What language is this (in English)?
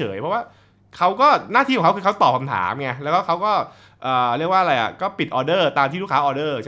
Thai